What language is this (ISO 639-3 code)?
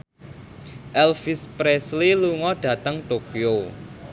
jav